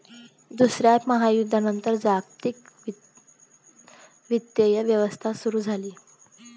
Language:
Marathi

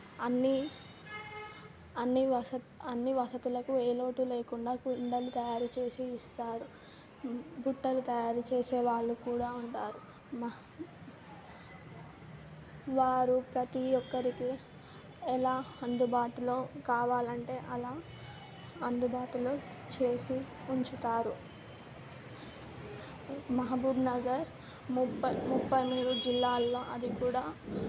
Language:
Telugu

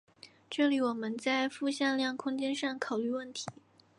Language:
Chinese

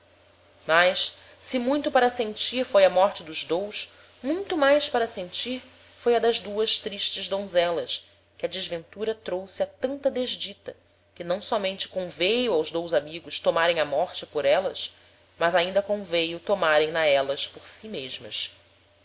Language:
Portuguese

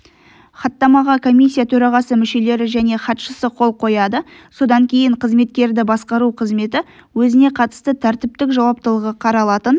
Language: Kazakh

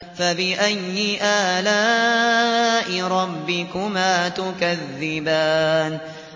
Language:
Arabic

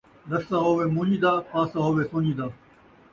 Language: Saraiki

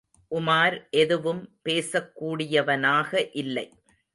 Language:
Tamil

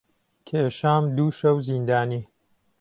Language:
Central Kurdish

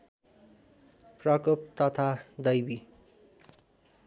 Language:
Nepali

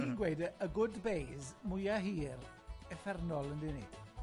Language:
Welsh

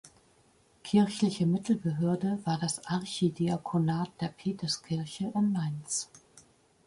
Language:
German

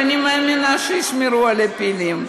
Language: Hebrew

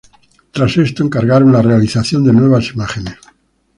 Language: Spanish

